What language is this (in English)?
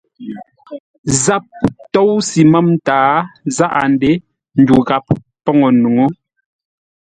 Ngombale